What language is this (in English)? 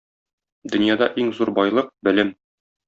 Tatar